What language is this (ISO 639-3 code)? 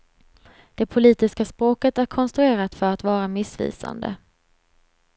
swe